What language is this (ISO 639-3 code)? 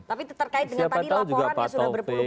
ind